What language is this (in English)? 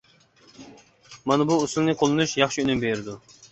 Uyghur